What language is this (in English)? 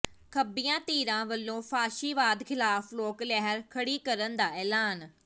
Punjabi